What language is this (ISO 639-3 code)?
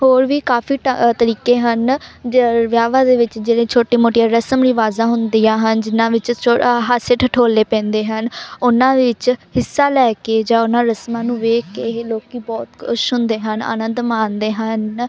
pan